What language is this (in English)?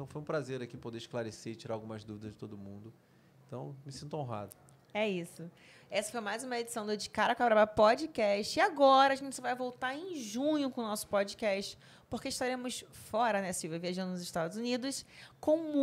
Portuguese